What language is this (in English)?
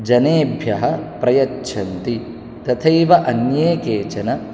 Sanskrit